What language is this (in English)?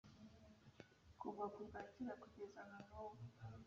Kinyarwanda